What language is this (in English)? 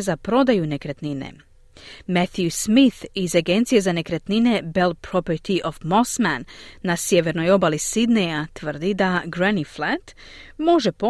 Croatian